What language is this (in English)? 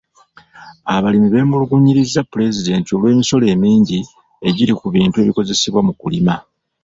Ganda